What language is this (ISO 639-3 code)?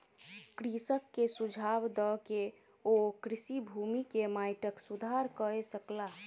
mai